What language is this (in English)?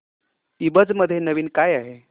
Marathi